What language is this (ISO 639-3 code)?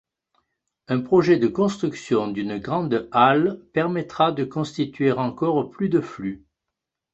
fra